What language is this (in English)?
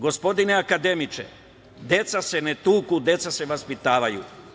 Serbian